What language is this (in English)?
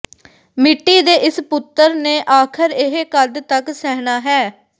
Punjabi